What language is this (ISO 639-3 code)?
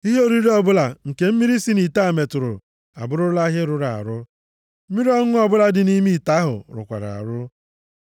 ibo